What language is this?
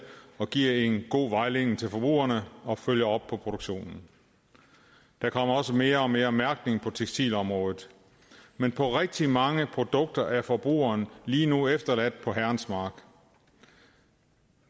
Danish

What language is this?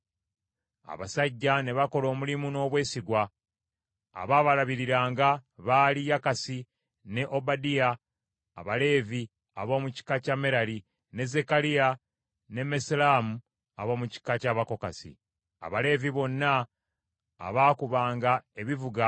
Ganda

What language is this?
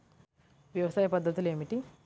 Telugu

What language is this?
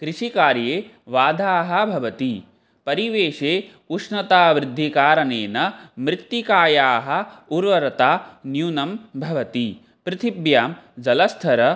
Sanskrit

